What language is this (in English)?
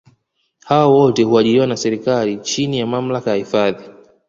Swahili